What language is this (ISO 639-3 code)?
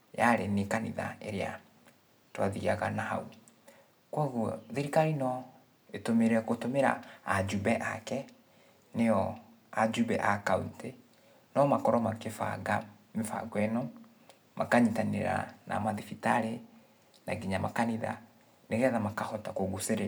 kik